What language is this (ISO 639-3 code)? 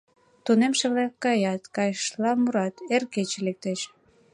chm